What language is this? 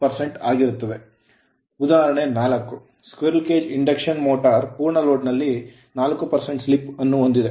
Kannada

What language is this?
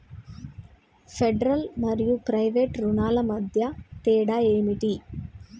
Telugu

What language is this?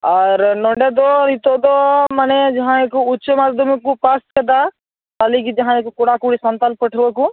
Santali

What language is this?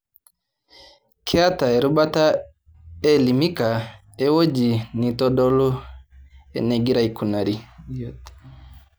Masai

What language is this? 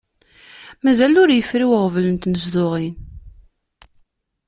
Kabyle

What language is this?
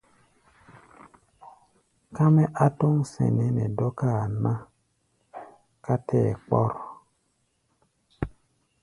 Gbaya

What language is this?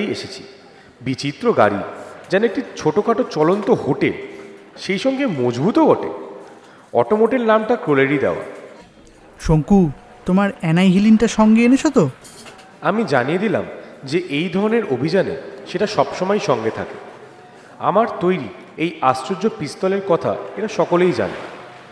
Bangla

